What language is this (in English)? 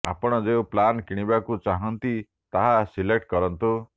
Odia